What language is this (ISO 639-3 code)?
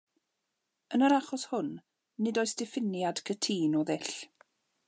cym